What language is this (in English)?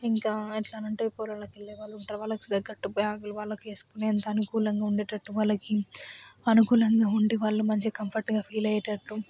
Telugu